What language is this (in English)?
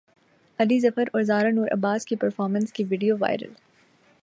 Urdu